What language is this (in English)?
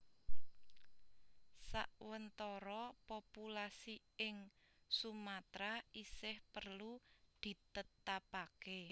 Javanese